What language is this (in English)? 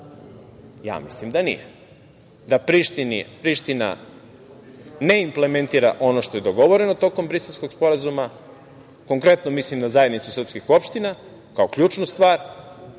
Serbian